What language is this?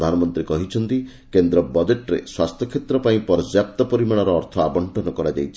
Odia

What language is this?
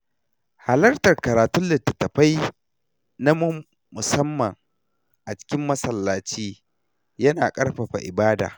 Hausa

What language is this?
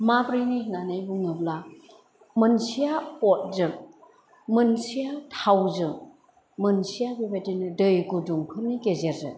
Bodo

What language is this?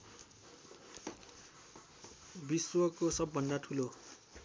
Nepali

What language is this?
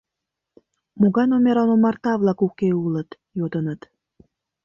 Mari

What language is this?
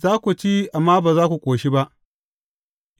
Hausa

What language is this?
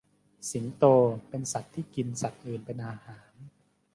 Thai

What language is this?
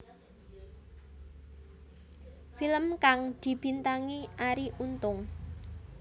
Javanese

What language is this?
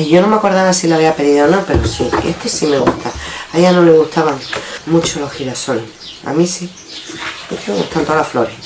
Spanish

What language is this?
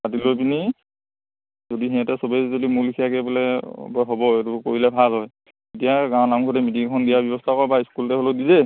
Assamese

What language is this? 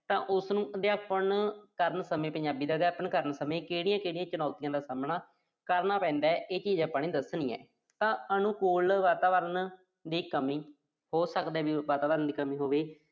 Punjabi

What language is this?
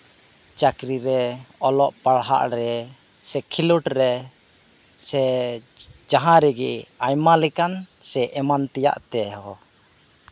Santali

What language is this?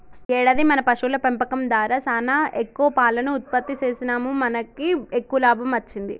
Telugu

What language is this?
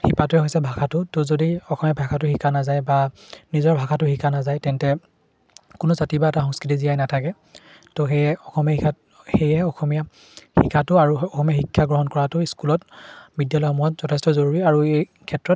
Assamese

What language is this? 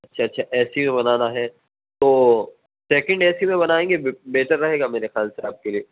Urdu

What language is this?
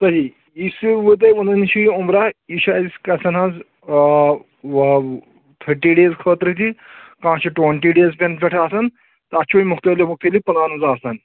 Kashmiri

